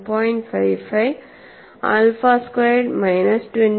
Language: Malayalam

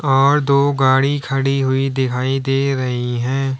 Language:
Hindi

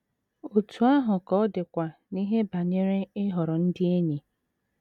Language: Igbo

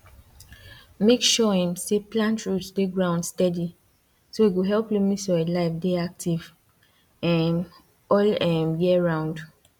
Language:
Nigerian Pidgin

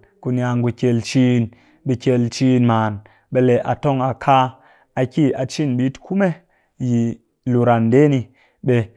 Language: Cakfem-Mushere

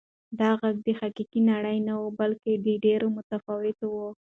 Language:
Pashto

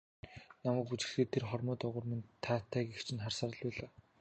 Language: Mongolian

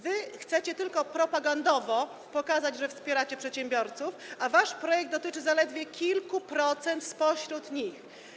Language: Polish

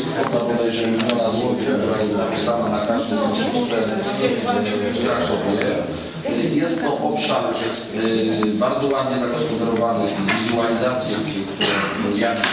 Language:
Polish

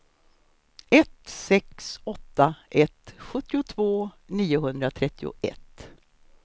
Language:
Swedish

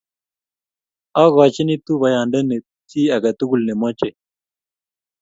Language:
Kalenjin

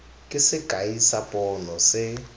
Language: Tswana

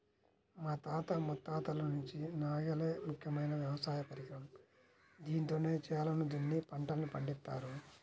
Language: Telugu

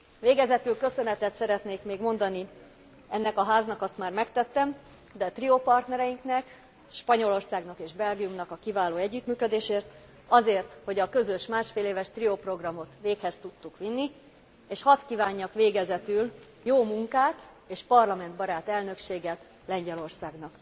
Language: Hungarian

